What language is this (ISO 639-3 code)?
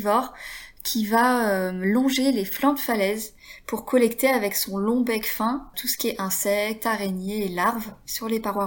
fra